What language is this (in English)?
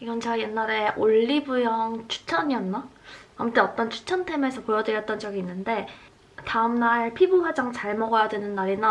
Korean